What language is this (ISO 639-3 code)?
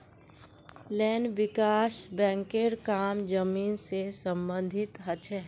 mag